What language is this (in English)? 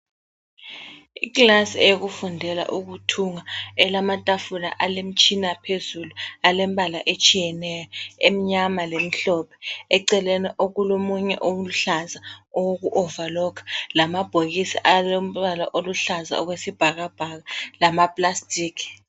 North Ndebele